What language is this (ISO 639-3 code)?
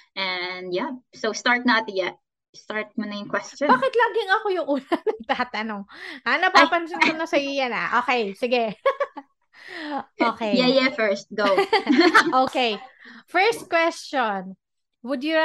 fil